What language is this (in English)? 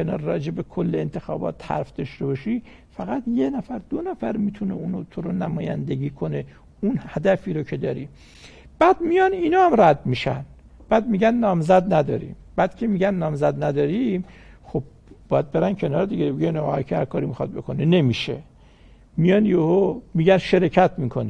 Persian